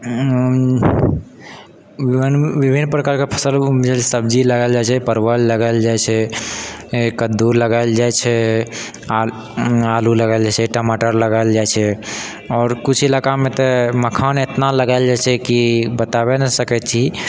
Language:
Maithili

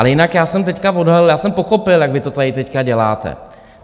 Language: Czech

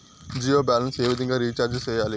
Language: Telugu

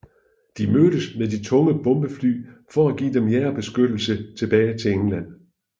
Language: Danish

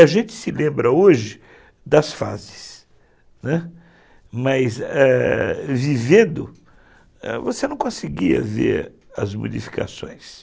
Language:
Portuguese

